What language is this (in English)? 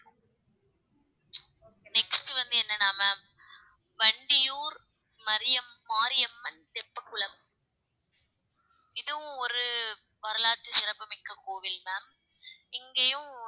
Tamil